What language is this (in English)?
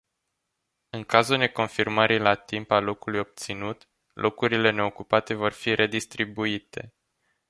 Romanian